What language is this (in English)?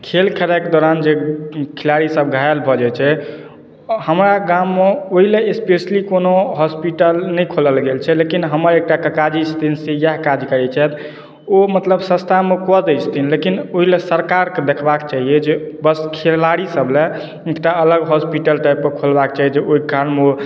Maithili